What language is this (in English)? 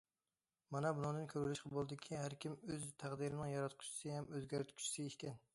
Uyghur